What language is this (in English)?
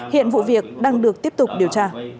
Vietnamese